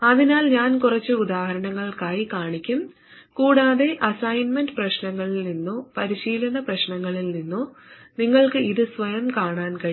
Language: Malayalam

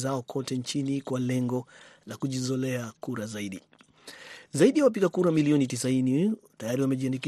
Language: Swahili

